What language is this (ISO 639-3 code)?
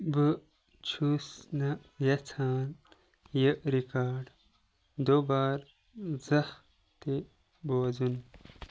kas